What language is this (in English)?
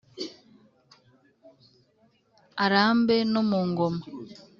Kinyarwanda